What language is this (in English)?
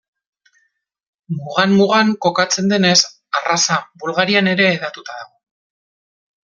Basque